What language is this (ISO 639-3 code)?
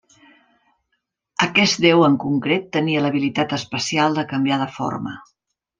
cat